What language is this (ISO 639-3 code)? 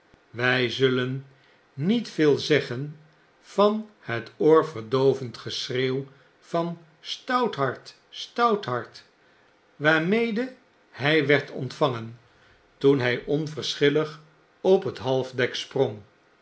nld